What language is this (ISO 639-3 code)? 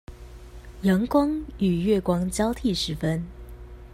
zho